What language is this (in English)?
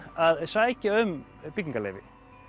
Icelandic